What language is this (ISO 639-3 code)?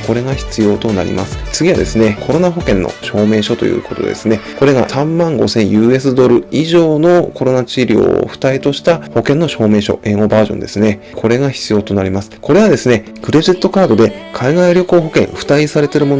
jpn